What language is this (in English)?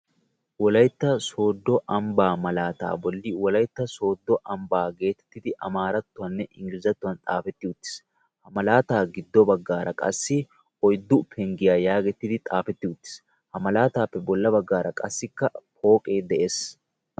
Wolaytta